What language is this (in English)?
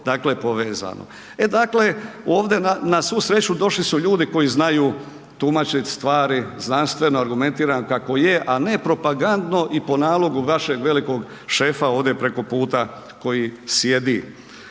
Croatian